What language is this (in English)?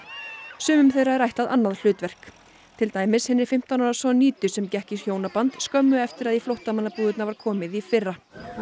Icelandic